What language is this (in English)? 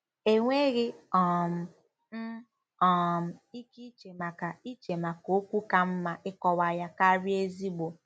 Igbo